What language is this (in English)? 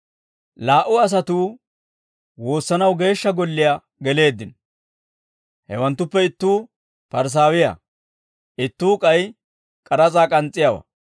Dawro